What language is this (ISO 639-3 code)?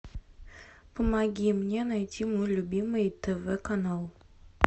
rus